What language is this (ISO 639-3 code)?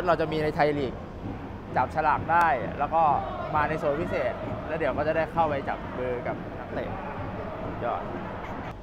tha